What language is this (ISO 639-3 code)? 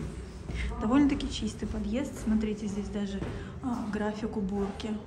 rus